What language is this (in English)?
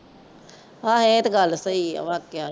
Punjabi